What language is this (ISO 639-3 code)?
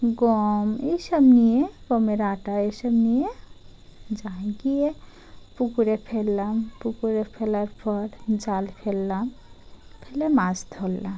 ben